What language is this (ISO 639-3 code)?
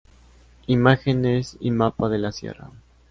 spa